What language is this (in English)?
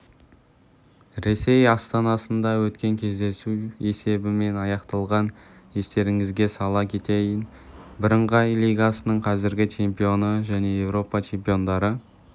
Kazakh